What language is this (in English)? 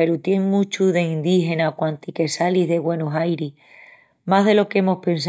Extremaduran